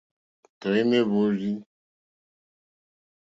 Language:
Mokpwe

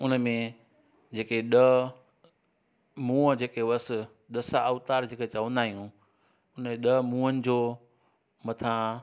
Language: Sindhi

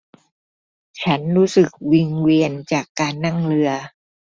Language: Thai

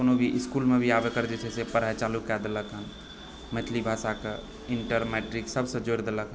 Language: Maithili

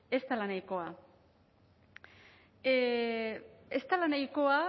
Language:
Basque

